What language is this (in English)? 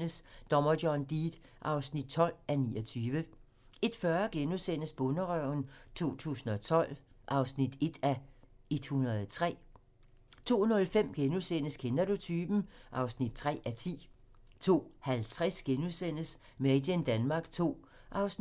Danish